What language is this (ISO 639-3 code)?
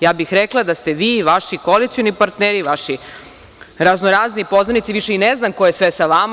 srp